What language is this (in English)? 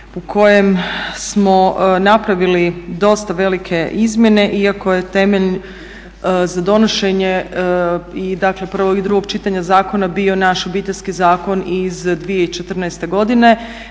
Croatian